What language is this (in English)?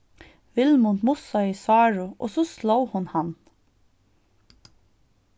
Faroese